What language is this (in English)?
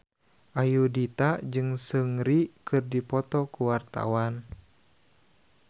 Sundanese